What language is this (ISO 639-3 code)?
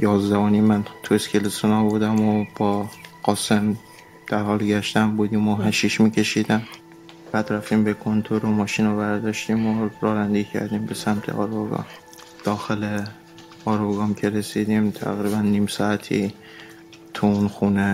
fas